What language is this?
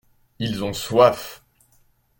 French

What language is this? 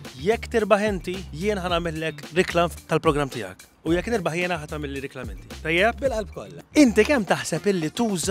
Arabic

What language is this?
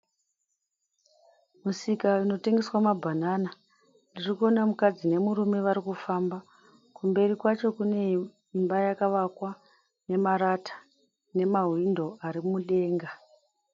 Shona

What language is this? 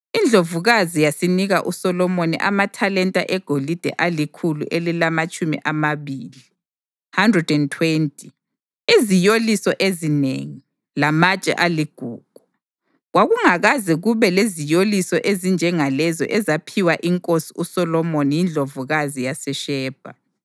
North Ndebele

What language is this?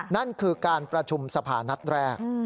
Thai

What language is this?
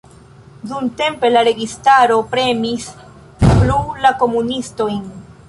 Esperanto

